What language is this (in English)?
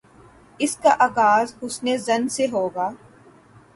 Urdu